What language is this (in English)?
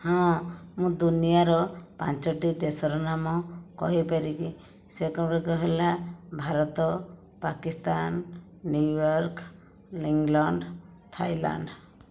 Odia